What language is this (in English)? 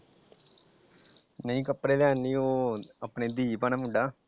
Punjabi